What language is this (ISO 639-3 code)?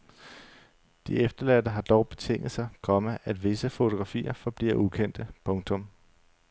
dan